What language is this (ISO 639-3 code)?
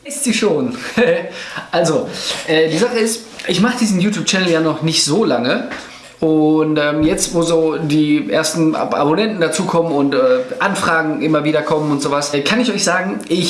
deu